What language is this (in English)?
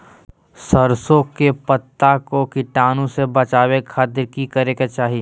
Magahi